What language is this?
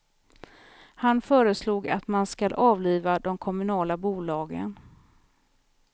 Swedish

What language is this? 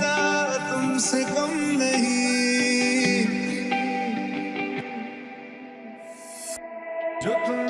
Hindi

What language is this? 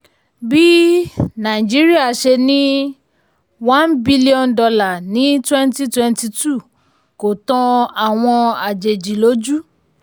Yoruba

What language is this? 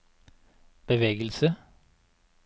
Norwegian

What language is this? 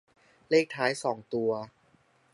Thai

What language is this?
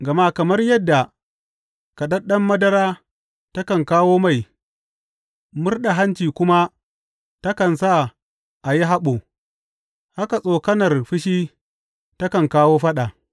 Hausa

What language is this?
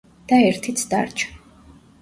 Georgian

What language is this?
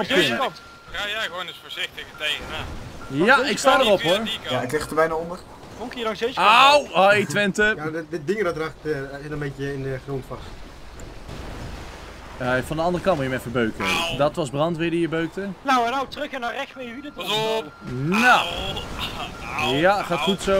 Dutch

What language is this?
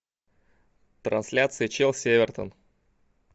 Russian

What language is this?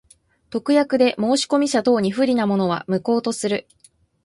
Japanese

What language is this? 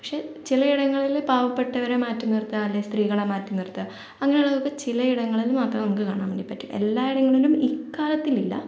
Malayalam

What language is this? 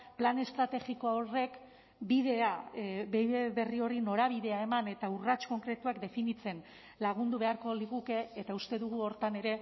Basque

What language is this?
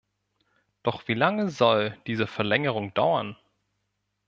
German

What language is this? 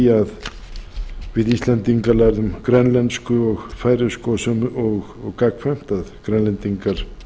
Icelandic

